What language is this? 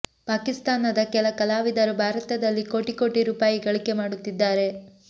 Kannada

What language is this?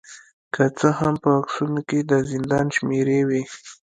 Pashto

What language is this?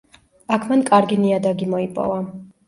Georgian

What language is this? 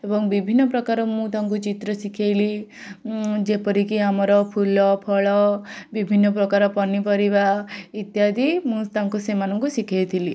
Odia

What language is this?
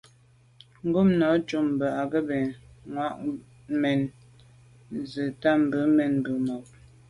Medumba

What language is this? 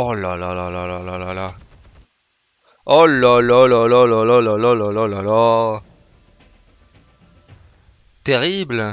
French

